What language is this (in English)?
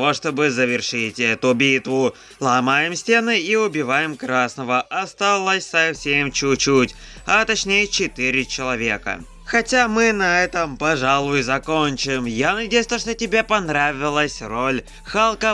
Russian